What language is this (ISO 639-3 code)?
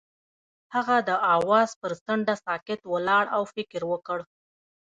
pus